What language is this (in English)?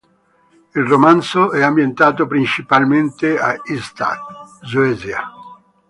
Italian